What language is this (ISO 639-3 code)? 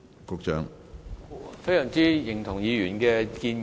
yue